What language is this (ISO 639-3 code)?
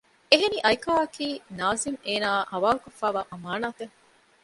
div